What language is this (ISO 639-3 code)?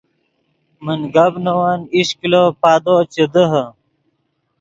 ydg